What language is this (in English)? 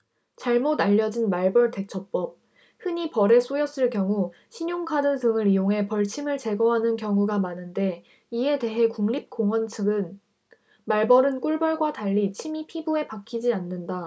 Korean